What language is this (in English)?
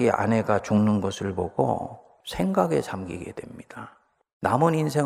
Korean